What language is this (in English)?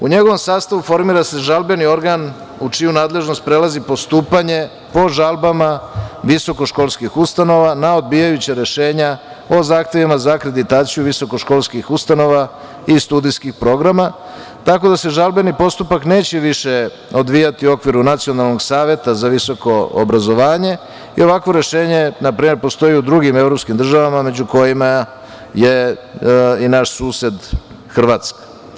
Serbian